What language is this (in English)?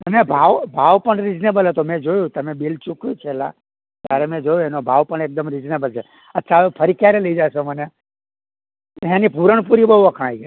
Gujarati